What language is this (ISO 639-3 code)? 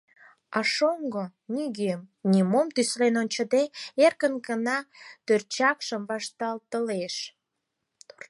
chm